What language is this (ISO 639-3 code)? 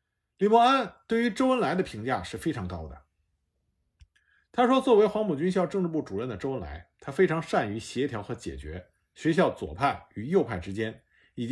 zho